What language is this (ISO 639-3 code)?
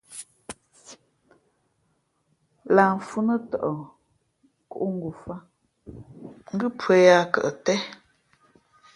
fmp